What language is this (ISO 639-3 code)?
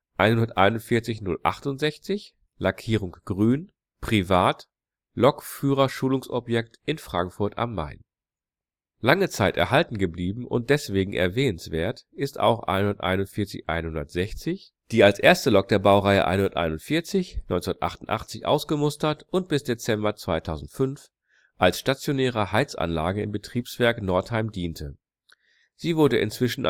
deu